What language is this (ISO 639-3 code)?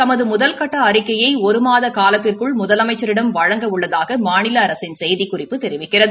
tam